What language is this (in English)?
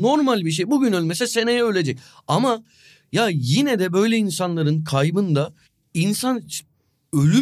Turkish